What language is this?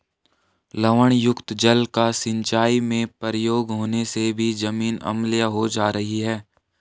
Hindi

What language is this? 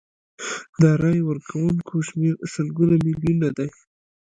Pashto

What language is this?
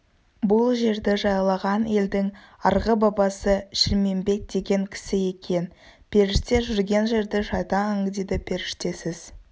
Kazakh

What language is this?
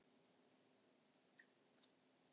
Icelandic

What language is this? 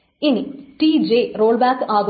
Malayalam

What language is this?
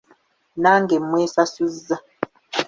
Ganda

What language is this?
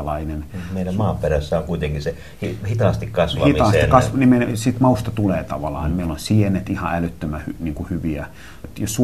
Finnish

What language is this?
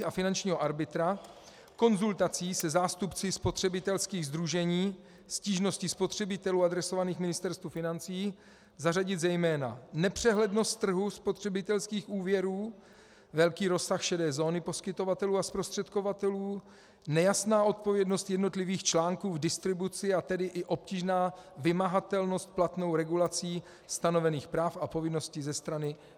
Czech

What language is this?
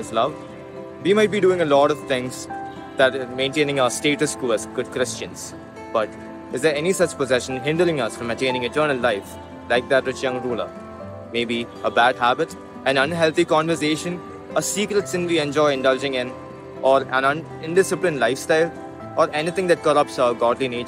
English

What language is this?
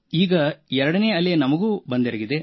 Kannada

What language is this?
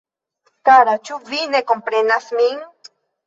Esperanto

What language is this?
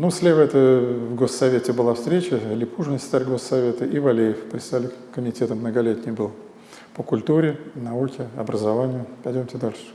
Russian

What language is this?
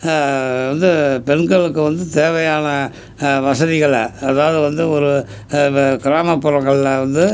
Tamil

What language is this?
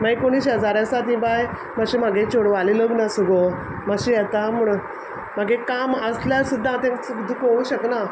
Konkani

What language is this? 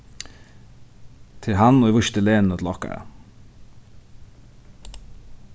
Faroese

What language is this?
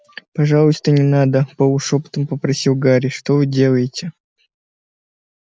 Russian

